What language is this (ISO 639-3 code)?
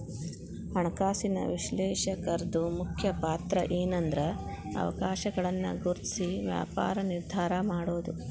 kan